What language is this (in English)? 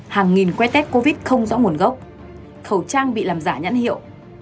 Vietnamese